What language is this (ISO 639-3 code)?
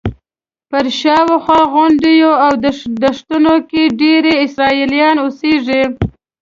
pus